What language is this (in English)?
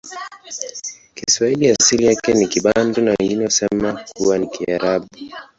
Swahili